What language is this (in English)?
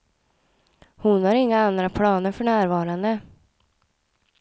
Swedish